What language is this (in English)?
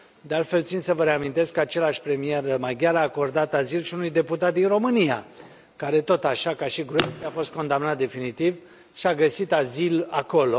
Romanian